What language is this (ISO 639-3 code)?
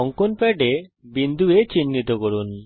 ben